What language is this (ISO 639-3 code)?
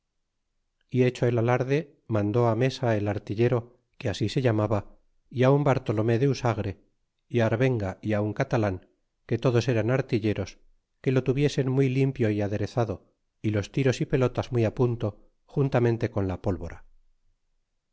spa